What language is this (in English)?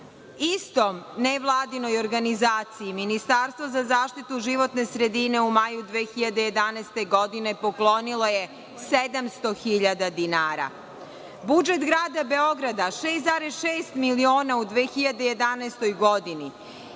Serbian